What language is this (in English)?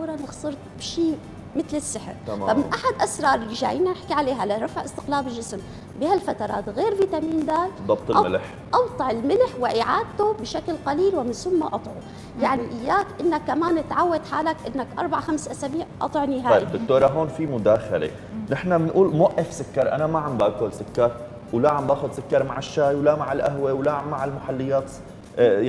Arabic